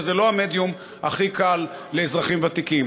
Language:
Hebrew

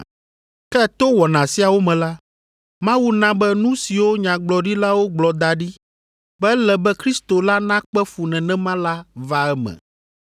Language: Ewe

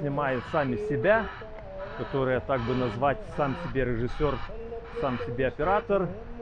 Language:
Russian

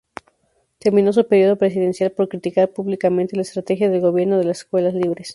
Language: Spanish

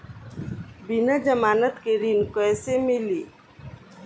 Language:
Bhojpuri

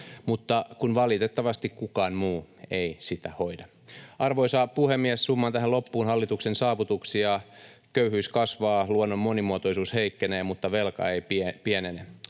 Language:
Finnish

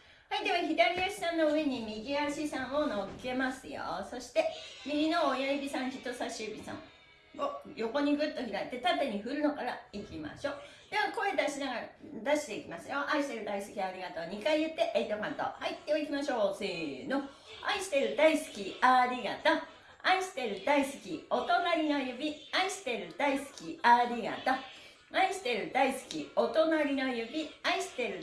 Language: Japanese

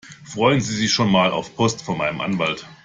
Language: German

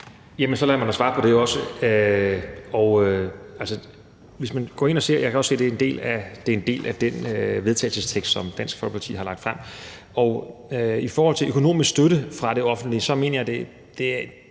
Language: Danish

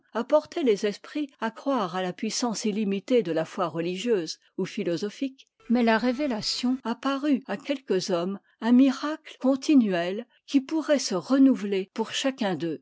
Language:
French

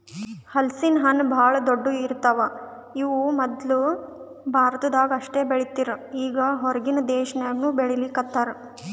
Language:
Kannada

